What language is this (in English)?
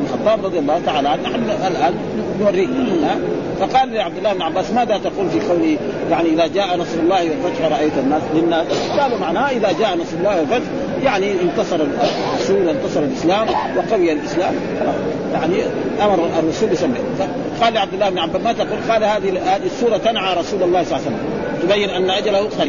Arabic